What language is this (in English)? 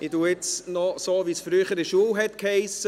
Swiss German